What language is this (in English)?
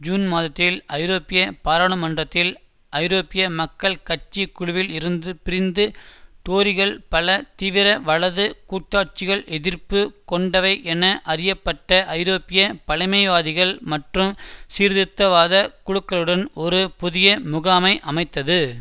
Tamil